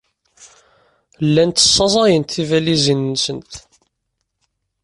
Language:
Kabyle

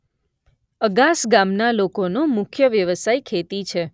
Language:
Gujarati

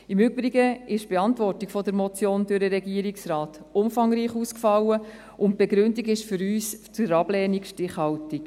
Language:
Swiss German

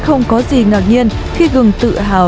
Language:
Vietnamese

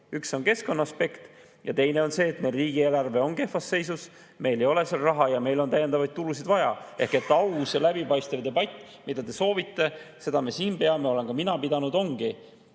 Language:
Estonian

